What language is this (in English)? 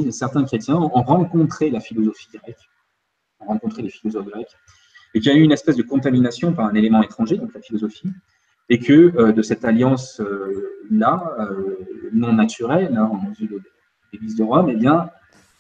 French